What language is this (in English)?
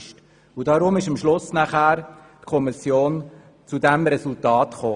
Swiss German